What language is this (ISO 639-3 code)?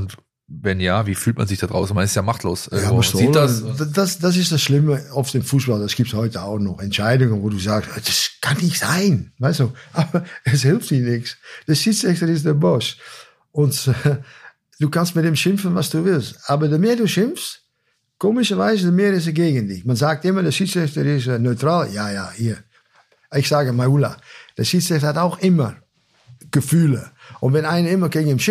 deu